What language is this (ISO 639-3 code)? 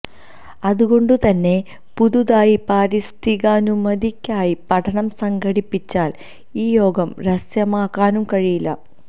mal